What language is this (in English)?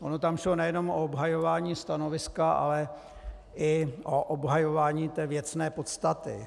Czech